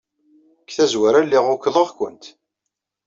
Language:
Kabyle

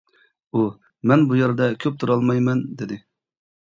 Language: Uyghur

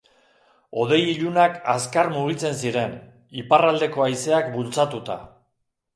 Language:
Basque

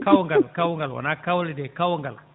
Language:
Fula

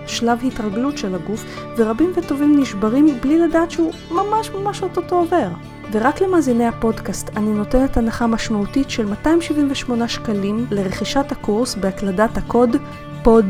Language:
Hebrew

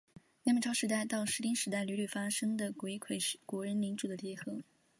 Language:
Chinese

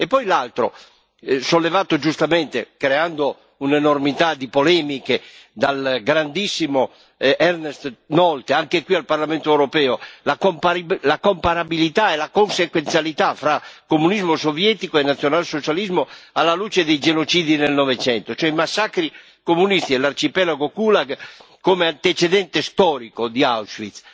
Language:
Italian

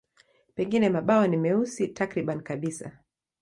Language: Swahili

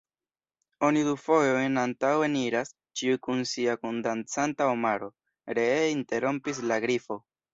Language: Esperanto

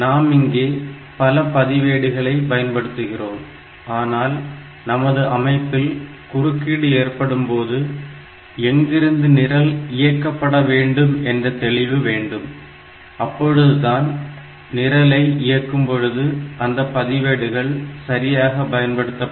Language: Tamil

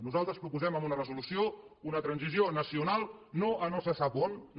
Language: Catalan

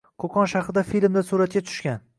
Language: Uzbek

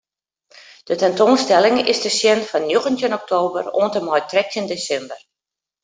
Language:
Western Frisian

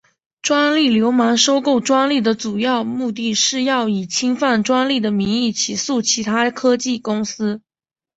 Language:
Chinese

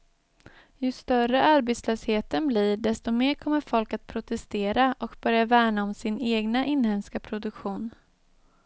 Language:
Swedish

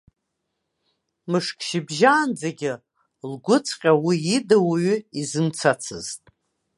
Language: Abkhazian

